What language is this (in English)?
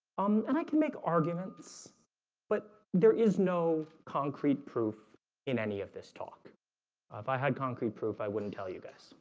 English